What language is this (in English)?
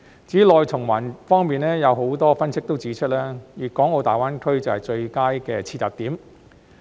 Cantonese